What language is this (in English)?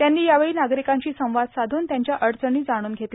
Marathi